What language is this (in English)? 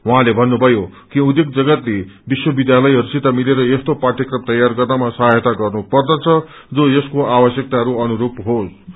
Nepali